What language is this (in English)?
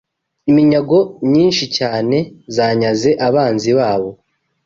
Kinyarwanda